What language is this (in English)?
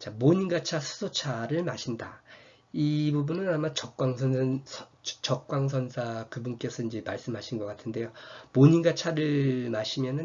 Korean